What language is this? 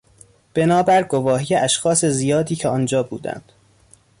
Persian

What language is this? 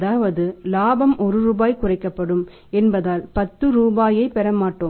Tamil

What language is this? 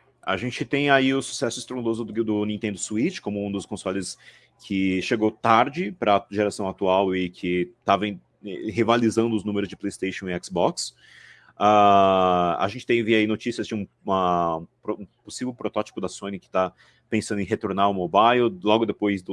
Portuguese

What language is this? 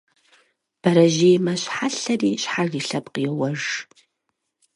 Kabardian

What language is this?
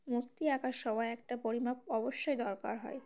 Bangla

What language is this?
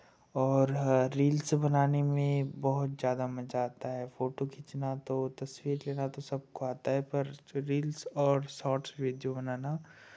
Hindi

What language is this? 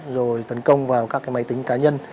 Vietnamese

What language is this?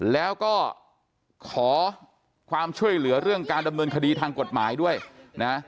Thai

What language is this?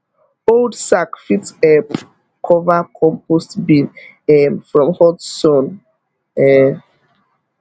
Nigerian Pidgin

